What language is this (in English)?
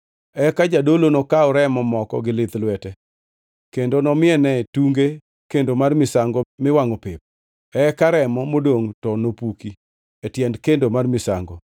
Luo (Kenya and Tanzania)